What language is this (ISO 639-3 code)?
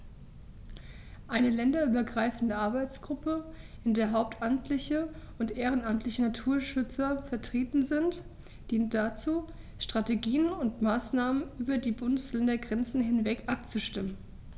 deu